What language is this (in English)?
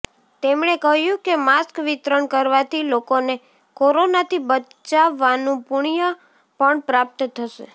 Gujarati